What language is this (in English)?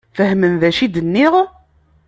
Kabyle